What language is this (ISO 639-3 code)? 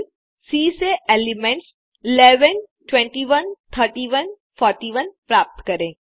hin